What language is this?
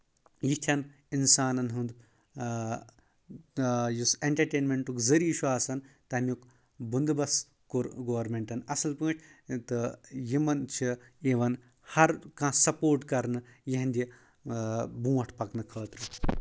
Kashmiri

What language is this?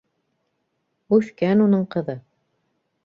Bashkir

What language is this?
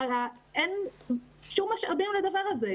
Hebrew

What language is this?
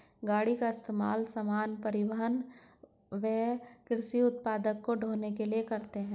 Hindi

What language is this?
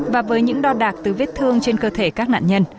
Vietnamese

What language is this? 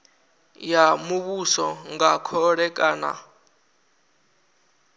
Venda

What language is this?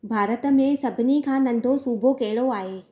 Sindhi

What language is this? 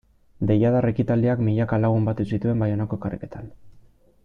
Basque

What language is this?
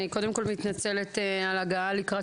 Hebrew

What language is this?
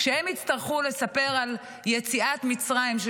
Hebrew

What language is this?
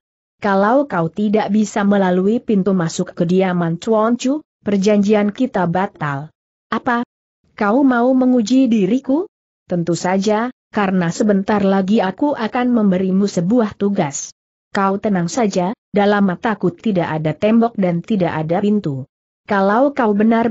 Indonesian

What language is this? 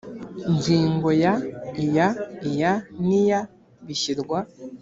Kinyarwanda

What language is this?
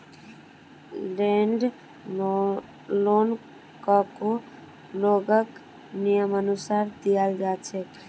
Magahi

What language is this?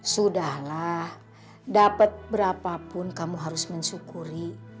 Indonesian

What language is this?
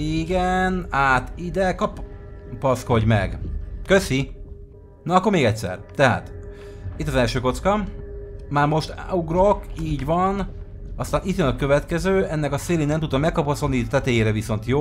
Hungarian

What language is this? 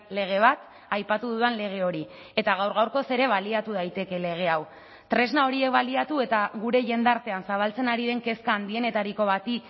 Basque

